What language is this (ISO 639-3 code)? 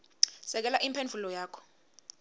ssw